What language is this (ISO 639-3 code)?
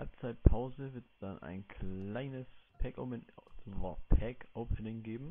deu